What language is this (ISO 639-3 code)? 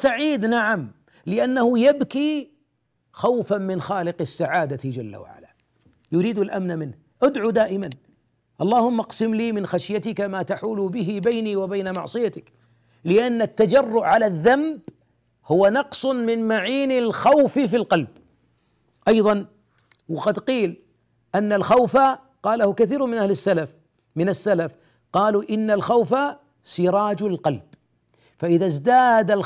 ara